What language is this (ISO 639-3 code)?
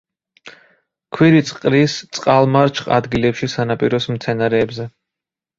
kat